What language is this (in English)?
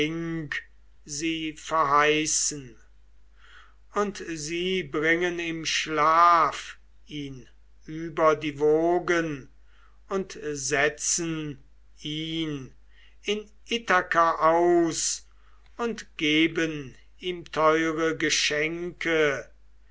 German